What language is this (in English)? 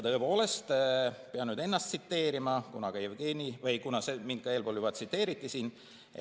Estonian